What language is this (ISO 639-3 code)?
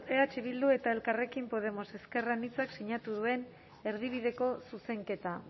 eus